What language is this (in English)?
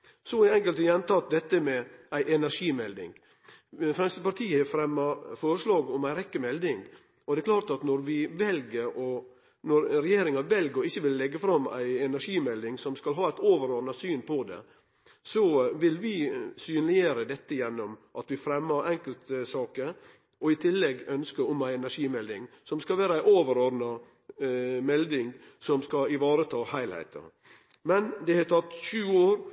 Norwegian Nynorsk